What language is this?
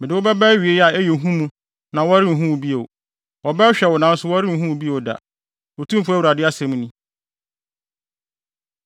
Akan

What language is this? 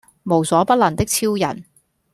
Cantonese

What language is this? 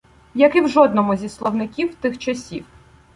Ukrainian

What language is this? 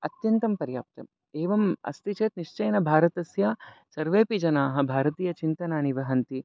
Sanskrit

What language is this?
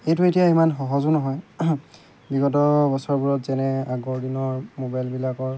Assamese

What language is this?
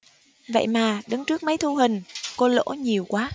Vietnamese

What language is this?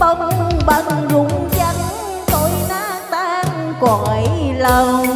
Vietnamese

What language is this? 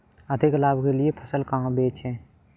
Hindi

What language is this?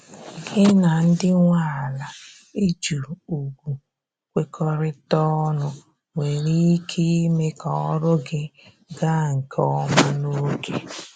Igbo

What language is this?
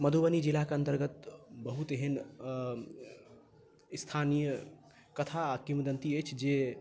Maithili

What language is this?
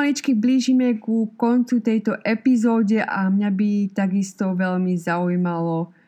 Slovak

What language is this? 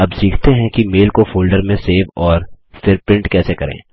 Hindi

